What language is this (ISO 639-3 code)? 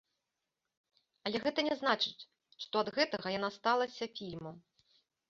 bel